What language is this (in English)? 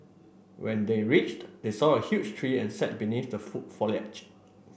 English